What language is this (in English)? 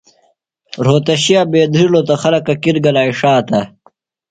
Phalura